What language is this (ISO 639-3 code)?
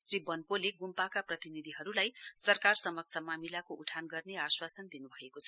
nep